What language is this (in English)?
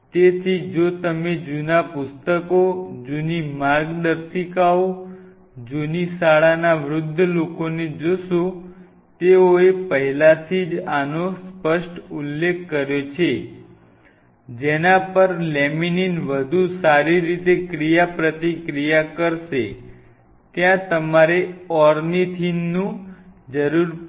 Gujarati